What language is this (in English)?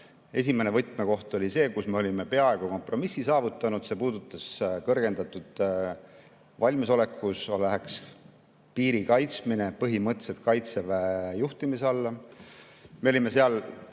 Estonian